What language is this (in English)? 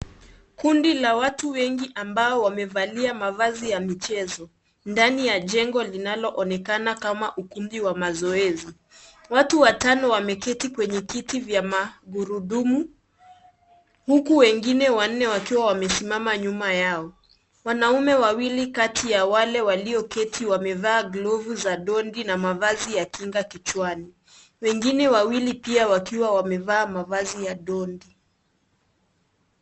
Swahili